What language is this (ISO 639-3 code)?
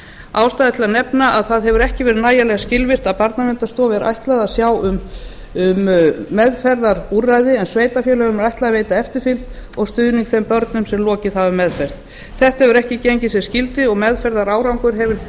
isl